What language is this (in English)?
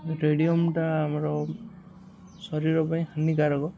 Odia